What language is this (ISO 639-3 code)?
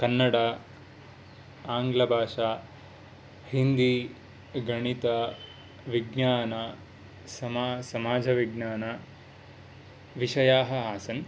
san